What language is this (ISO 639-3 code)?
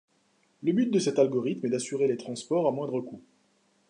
fra